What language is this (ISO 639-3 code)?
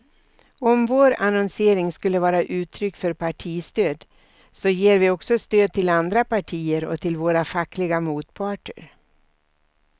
swe